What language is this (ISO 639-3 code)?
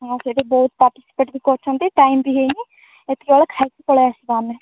ori